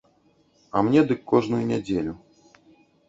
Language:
Belarusian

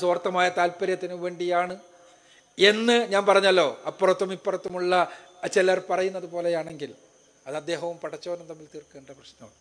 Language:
Malayalam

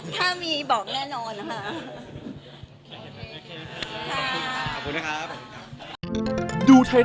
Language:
Thai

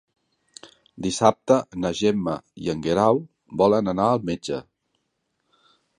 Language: Catalan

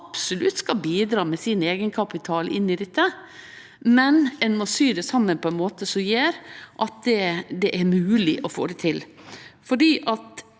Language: Norwegian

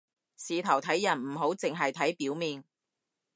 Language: Cantonese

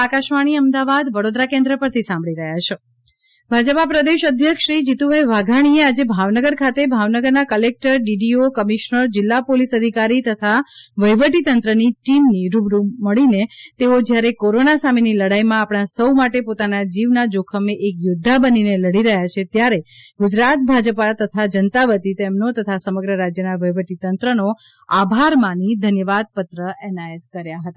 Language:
Gujarati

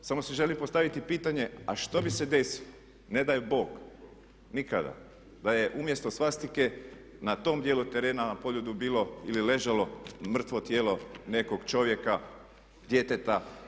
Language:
Croatian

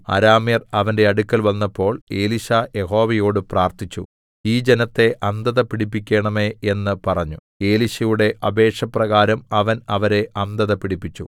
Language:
Malayalam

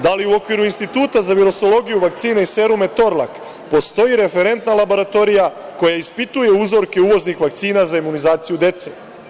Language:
Serbian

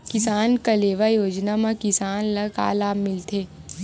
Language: Chhattisgarhi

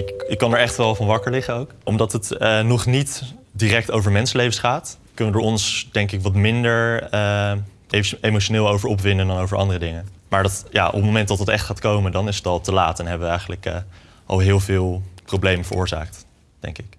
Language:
Dutch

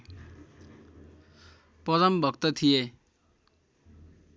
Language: Nepali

